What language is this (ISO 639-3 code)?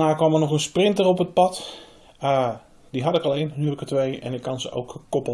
nld